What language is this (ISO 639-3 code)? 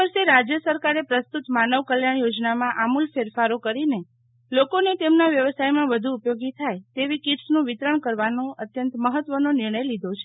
guj